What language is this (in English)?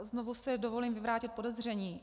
Czech